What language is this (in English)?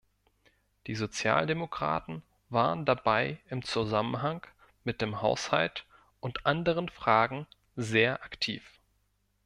German